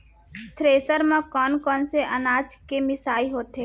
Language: Chhattisgarhi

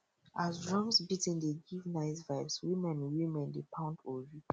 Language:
Nigerian Pidgin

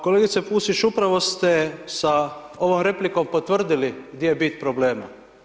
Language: Croatian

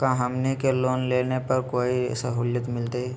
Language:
Magahi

